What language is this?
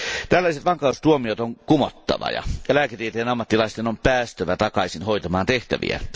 Finnish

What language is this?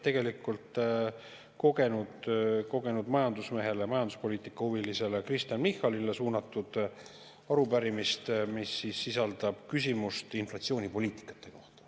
Estonian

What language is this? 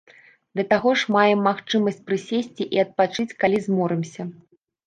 Belarusian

